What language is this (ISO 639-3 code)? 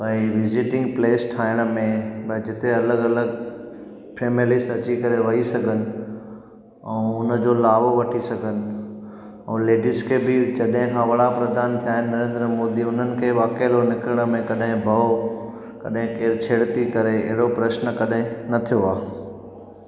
snd